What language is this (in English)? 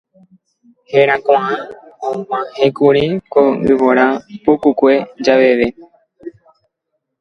Guarani